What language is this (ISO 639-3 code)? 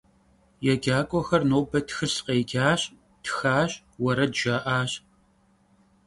kbd